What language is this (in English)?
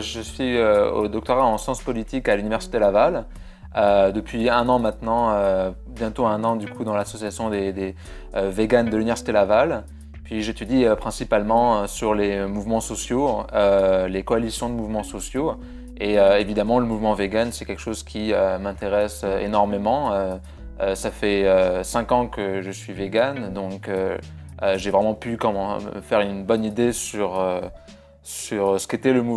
French